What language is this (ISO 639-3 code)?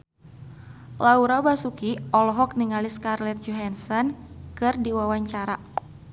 sun